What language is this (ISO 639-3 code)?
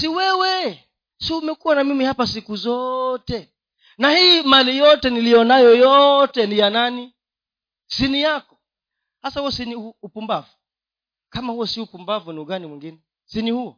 swa